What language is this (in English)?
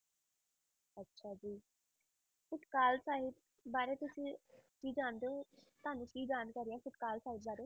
Punjabi